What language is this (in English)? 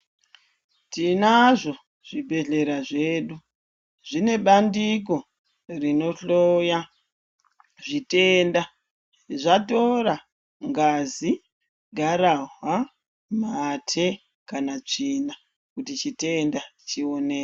Ndau